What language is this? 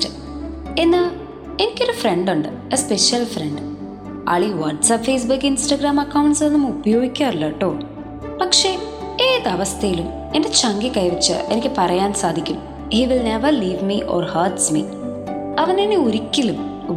Malayalam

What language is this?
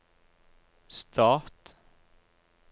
Norwegian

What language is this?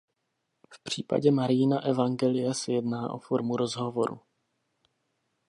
Czech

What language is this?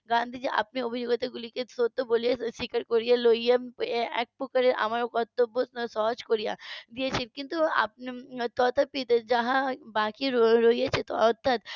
Bangla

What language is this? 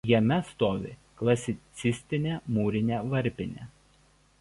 Lithuanian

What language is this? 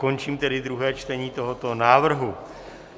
Czech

